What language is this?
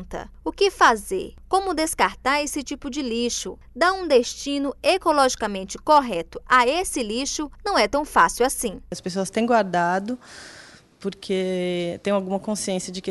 Portuguese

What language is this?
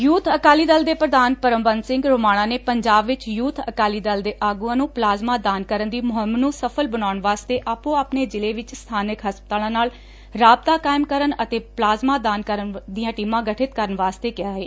Punjabi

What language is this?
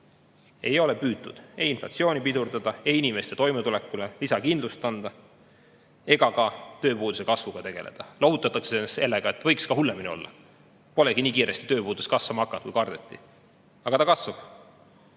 Estonian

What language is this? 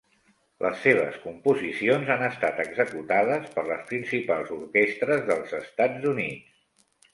Catalan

